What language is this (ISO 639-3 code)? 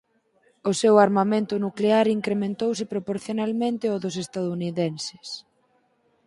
glg